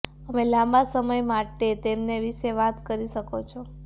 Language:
Gujarati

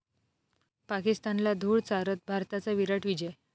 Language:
Marathi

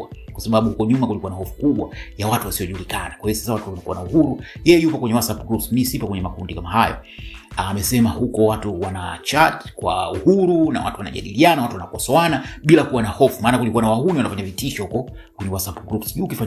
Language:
Swahili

